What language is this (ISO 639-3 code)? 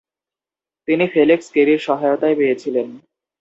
ben